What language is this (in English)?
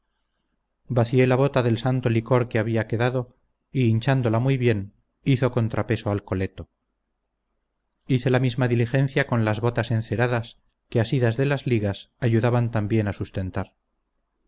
Spanish